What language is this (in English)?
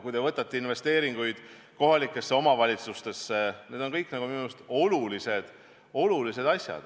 Estonian